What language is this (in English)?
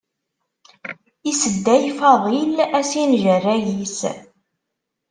Kabyle